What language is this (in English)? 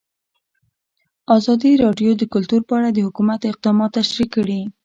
Pashto